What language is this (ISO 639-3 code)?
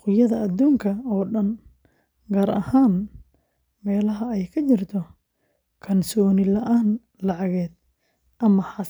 som